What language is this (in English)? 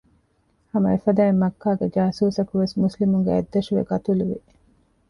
Divehi